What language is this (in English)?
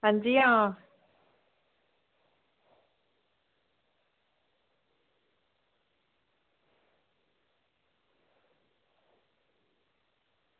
Dogri